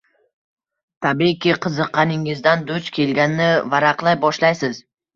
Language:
Uzbek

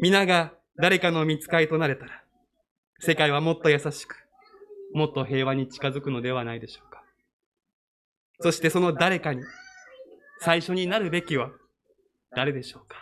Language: Japanese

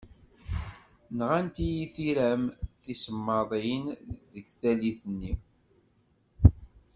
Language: Kabyle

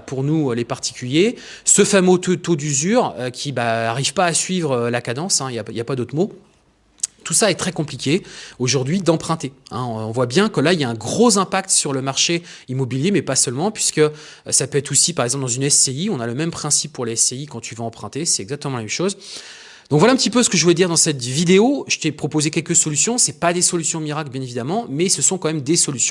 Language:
French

